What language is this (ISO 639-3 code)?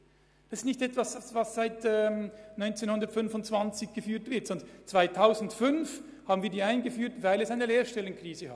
gsw